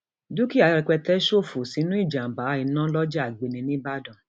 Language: Yoruba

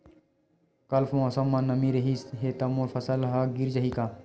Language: Chhattisgarhi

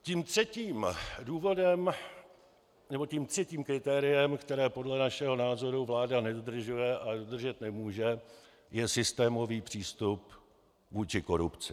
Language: Czech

